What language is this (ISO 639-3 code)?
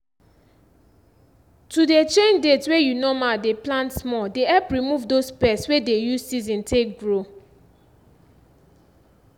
pcm